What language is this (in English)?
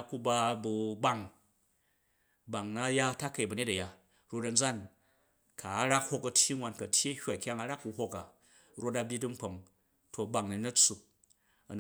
Jju